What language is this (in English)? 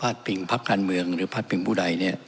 Thai